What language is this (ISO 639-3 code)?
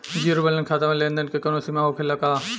bho